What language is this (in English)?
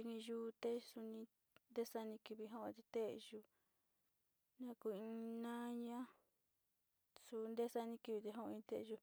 Sinicahua Mixtec